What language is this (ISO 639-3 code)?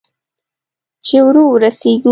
pus